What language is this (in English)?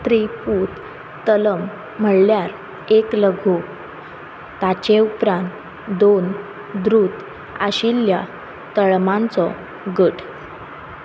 Konkani